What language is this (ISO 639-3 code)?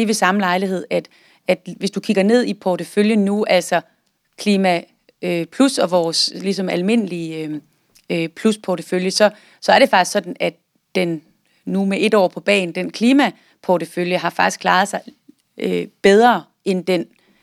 dan